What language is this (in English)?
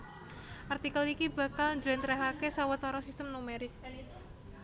Javanese